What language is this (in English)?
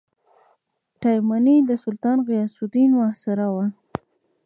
Pashto